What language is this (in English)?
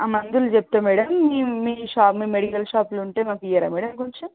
Telugu